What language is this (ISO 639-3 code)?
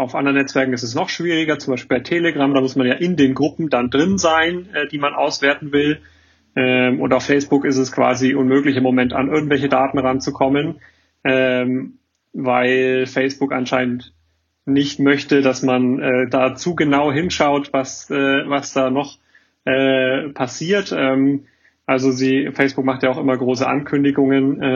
deu